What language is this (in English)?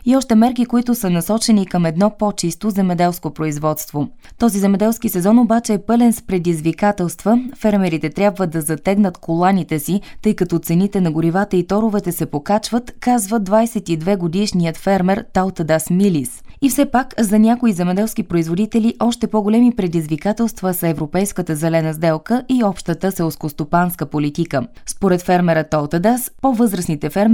Bulgarian